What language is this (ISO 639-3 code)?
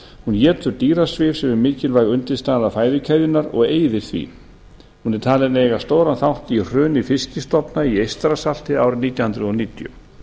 isl